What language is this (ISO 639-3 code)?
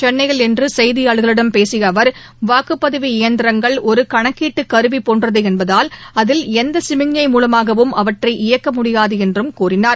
tam